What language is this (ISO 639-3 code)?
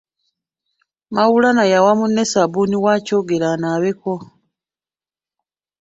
lug